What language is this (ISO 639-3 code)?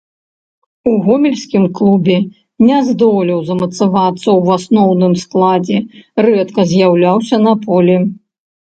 bel